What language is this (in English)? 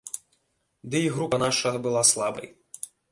Belarusian